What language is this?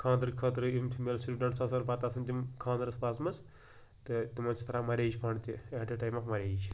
Kashmiri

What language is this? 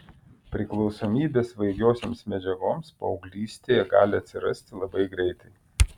Lithuanian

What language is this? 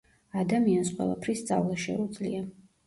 Georgian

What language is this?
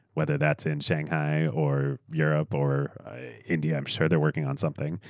English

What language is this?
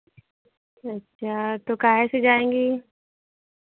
Hindi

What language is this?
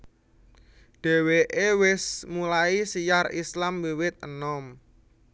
Javanese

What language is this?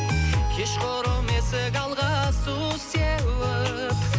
Kazakh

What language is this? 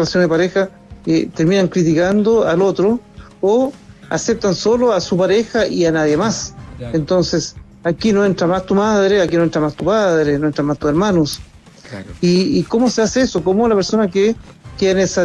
Spanish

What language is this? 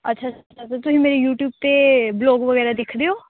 Punjabi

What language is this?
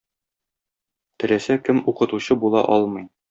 Tatar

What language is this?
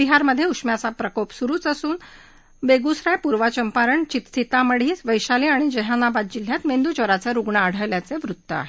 Marathi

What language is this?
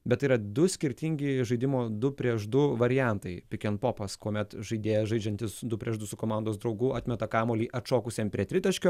Lithuanian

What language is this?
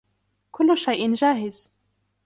Arabic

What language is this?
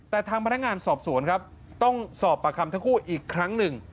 Thai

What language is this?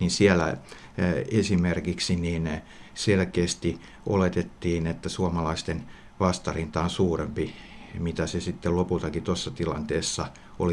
Finnish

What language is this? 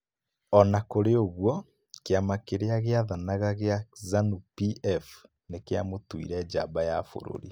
Kikuyu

